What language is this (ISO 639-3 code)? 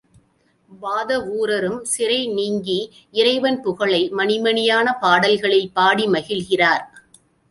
tam